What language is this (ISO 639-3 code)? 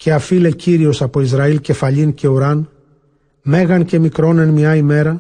ell